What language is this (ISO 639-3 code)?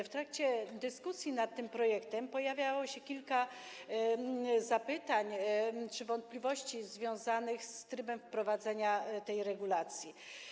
pol